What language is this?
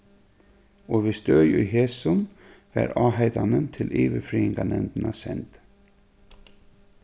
Faroese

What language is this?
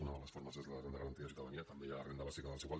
Catalan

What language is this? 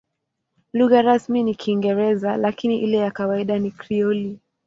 Swahili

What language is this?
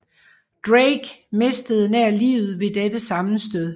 Danish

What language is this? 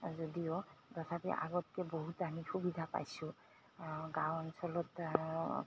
Assamese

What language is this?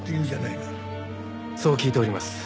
Japanese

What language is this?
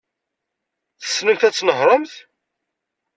Kabyle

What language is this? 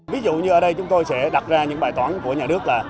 Vietnamese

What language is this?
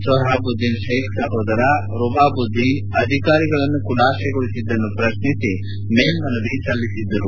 Kannada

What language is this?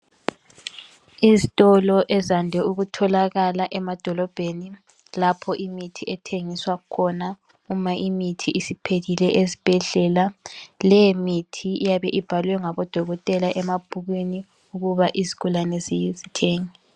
North Ndebele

